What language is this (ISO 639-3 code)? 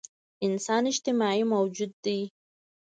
pus